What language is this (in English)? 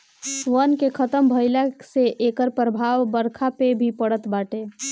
Bhojpuri